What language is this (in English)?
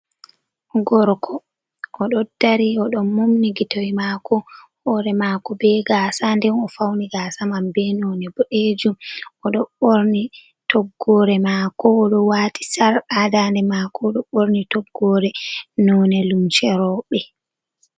Fula